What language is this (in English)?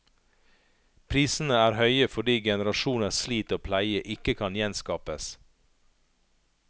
Norwegian